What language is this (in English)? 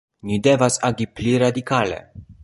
Esperanto